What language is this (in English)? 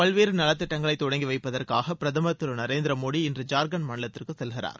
Tamil